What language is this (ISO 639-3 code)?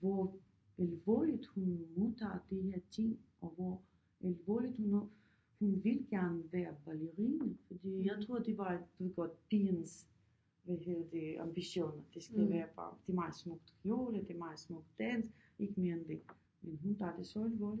dan